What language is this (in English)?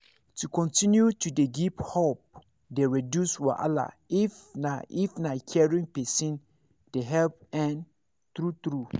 Nigerian Pidgin